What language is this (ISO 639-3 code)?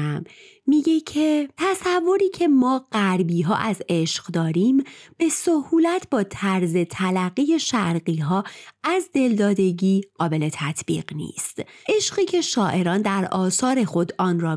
fas